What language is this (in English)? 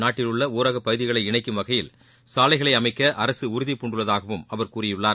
Tamil